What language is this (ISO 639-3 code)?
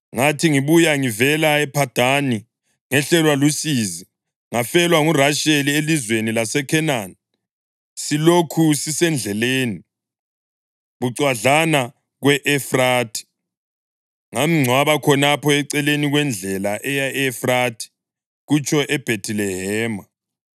nde